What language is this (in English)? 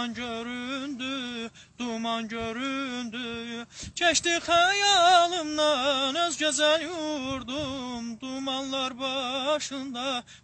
Turkish